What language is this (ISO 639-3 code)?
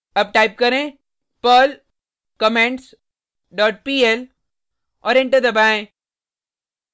hin